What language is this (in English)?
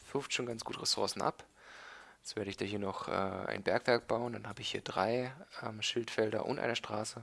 German